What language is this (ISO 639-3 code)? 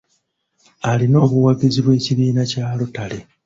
lug